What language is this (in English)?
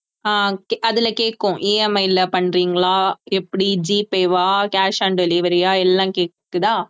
Tamil